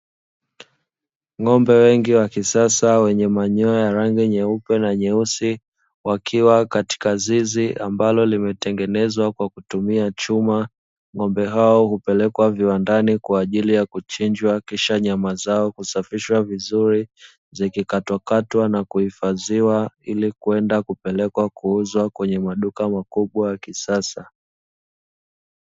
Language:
Swahili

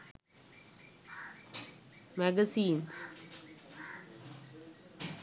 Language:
Sinhala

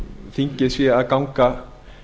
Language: Icelandic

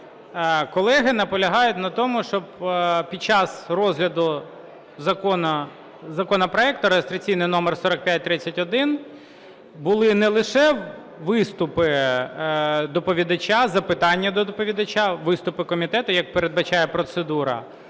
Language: Ukrainian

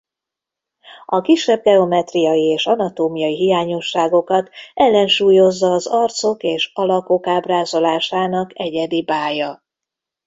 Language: Hungarian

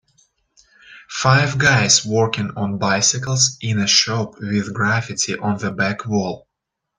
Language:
English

